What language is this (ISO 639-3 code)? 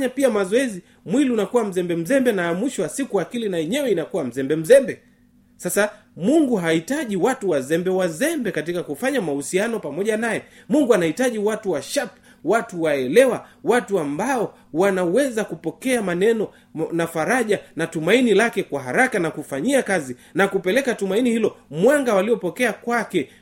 swa